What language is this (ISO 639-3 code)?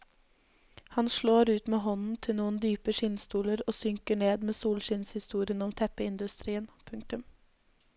nor